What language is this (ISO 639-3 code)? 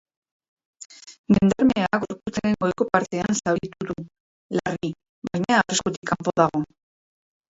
eus